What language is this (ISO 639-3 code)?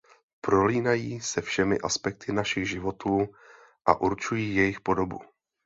ces